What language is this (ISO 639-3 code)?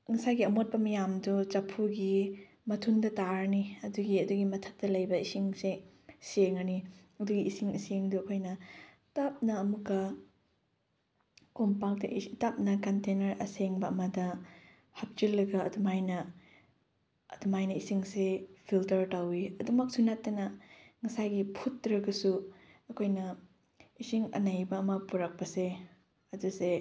mni